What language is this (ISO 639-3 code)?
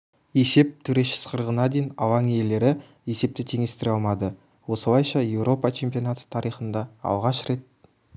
kaz